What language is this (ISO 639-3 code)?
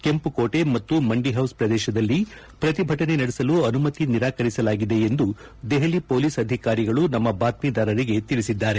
kan